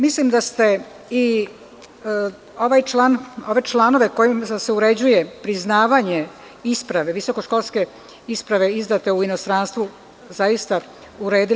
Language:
Serbian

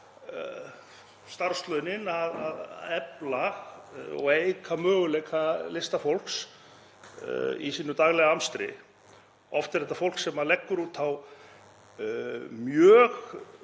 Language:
Icelandic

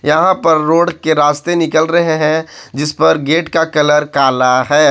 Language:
Hindi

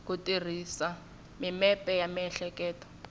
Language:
Tsonga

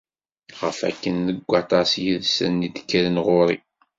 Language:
Kabyle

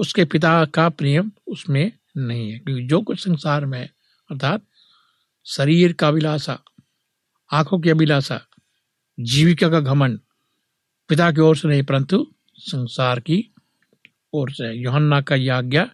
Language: Hindi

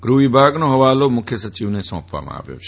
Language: Gujarati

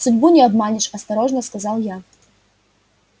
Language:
Russian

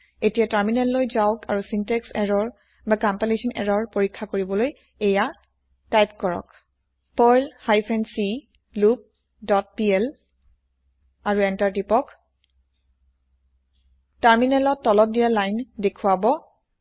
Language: Assamese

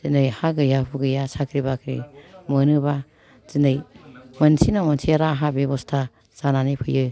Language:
Bodo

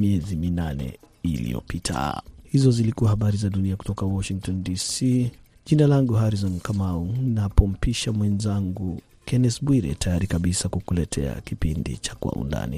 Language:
Swahili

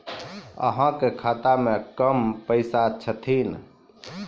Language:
Maithili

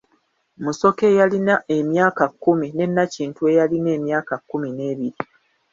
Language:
Ganda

